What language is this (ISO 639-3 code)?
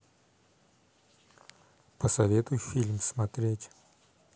rus